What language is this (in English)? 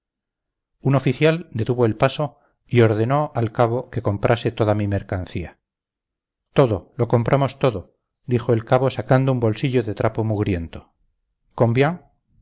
Spanish